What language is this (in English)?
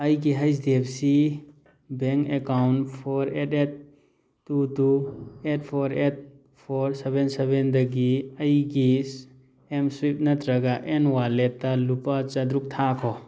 Manipuri